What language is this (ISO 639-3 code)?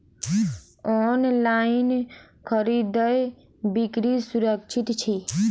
mai